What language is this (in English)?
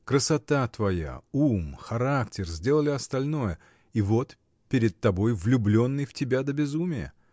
Russian